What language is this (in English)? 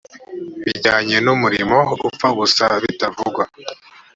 Kinyarwanda